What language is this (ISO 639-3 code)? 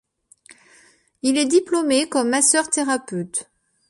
fra